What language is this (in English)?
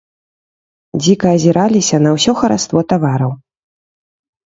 Belarusian